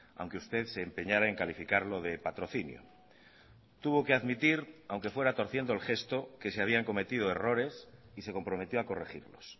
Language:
Spanish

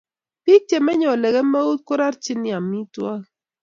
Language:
Kalenjin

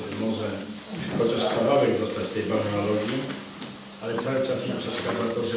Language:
Polish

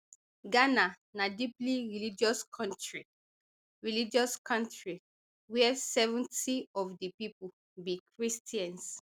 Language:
Nigerian Pidgin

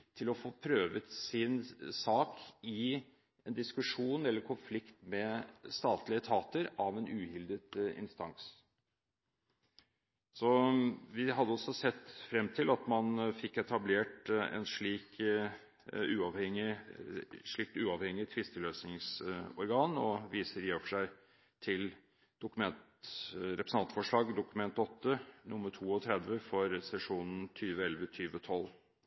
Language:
Norwegian Bokmål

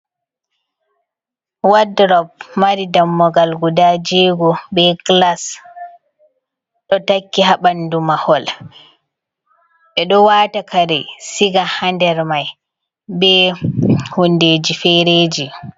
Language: Fula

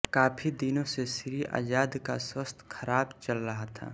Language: Hindi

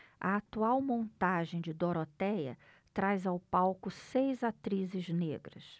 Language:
Portuguese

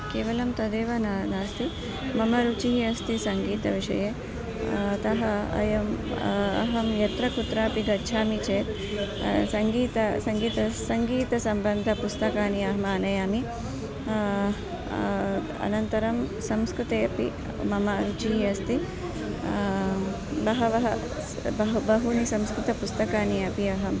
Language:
Sanskrit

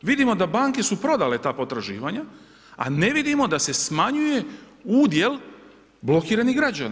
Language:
Croatian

